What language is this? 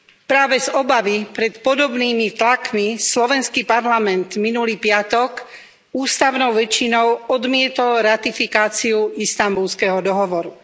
Slovak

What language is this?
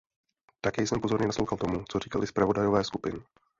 Czech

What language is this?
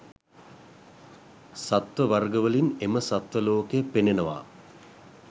Sinhala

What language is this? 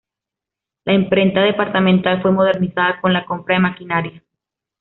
Spanish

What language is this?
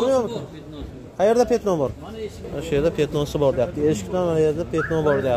Turkish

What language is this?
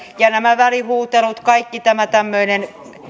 Finnish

